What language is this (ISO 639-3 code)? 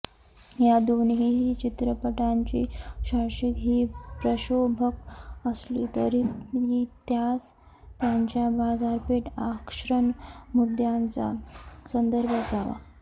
mar